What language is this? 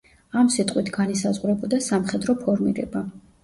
Georgian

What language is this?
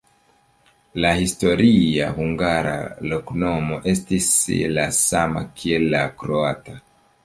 Esperanto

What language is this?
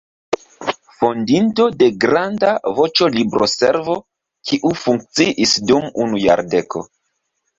Esperanto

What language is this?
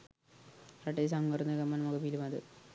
Sinhala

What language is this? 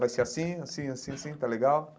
Portuguese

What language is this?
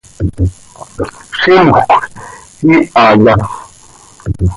Seri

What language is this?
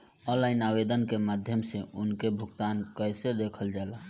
Bhojpuri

